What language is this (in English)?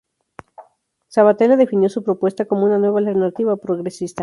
Spanish